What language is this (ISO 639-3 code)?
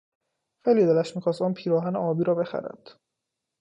fas